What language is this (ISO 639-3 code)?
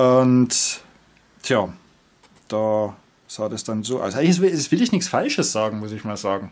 deu